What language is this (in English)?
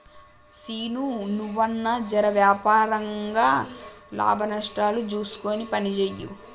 Telugu